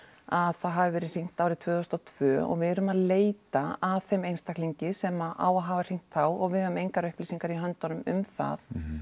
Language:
Icelandic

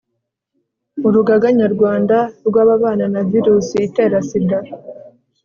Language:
Kinyarwanda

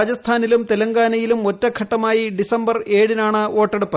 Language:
Malayalam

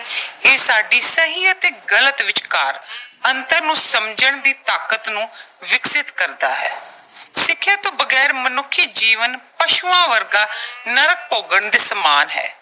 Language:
Punjabi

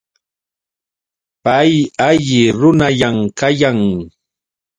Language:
Yauyos Quechua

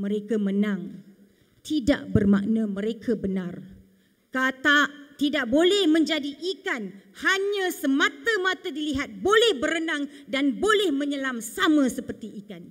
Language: Malay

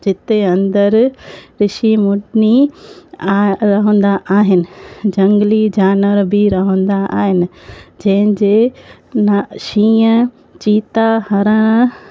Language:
Sindhi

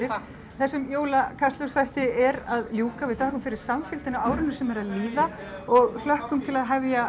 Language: Icelandic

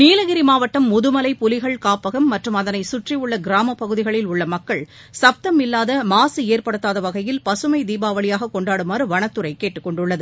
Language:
Tamil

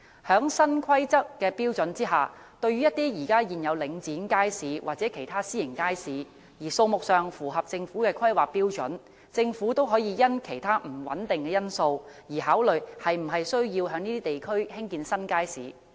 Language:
Cantonese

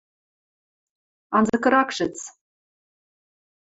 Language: Western Mari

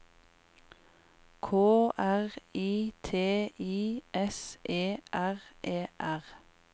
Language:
Norwegian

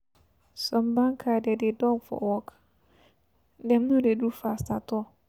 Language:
Nigerian Pidgin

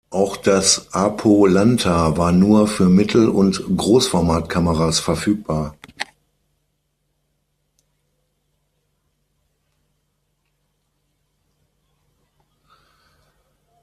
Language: German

